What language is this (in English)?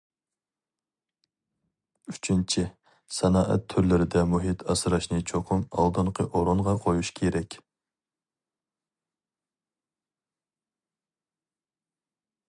Uyghur